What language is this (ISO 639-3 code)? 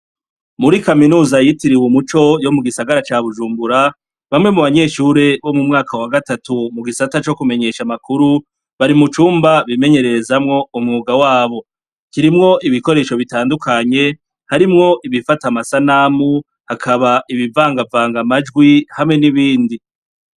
run